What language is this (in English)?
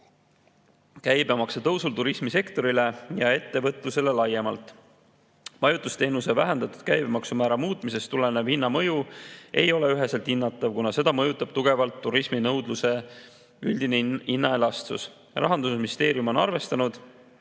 Estonian